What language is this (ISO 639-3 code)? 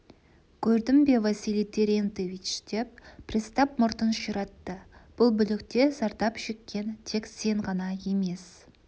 kaz